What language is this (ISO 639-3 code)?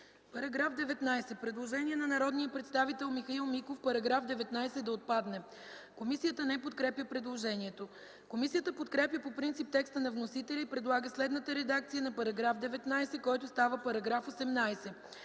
bul